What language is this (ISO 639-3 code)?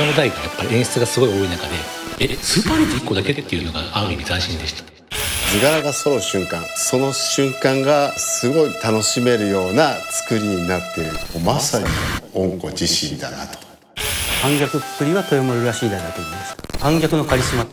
jpn